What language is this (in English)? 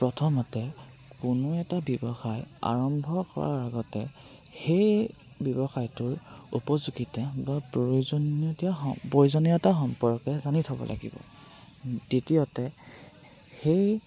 Assamese